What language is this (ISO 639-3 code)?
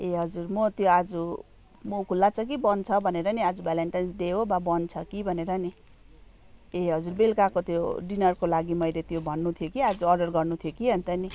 nep